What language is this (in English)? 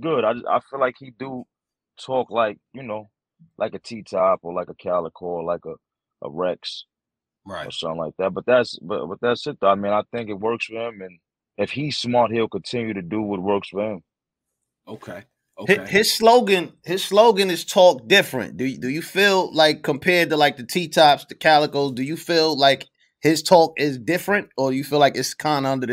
English